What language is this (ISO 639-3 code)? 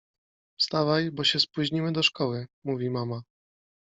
pol